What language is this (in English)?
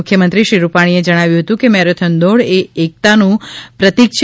Gujarati